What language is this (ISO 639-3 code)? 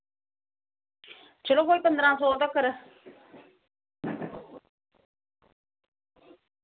doi